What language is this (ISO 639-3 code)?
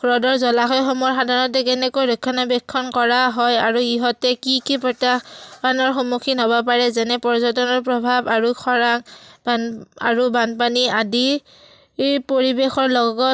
asm